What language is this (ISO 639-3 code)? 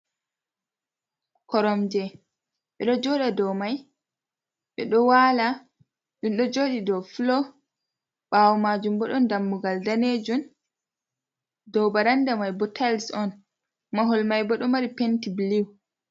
ful